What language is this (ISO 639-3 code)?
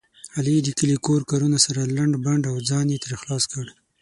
pus